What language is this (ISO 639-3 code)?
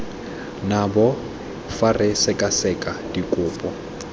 tsn